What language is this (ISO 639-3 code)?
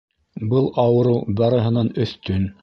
bak